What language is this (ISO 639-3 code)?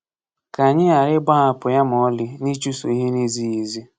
ibo